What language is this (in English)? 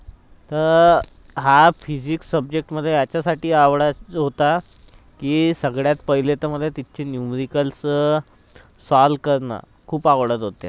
Marathi